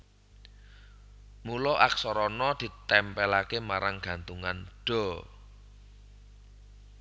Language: Javanese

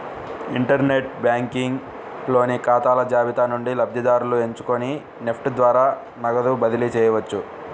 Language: Telugu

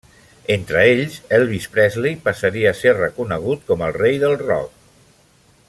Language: Catalan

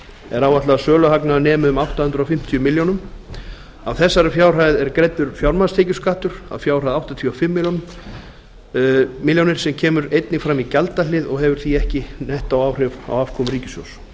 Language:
Icelandic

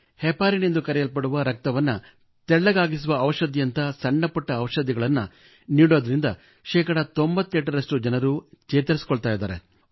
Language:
Kannada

